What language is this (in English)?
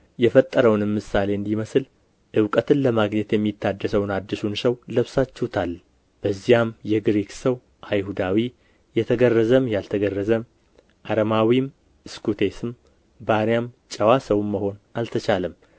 Amharic